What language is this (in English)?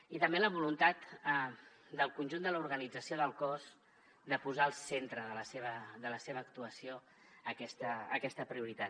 Catalan